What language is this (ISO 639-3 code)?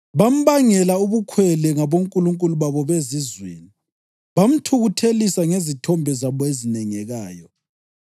nde